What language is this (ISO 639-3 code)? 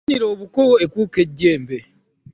lug